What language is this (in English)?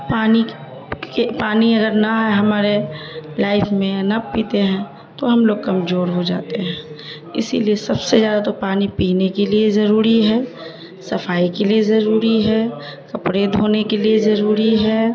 Urdu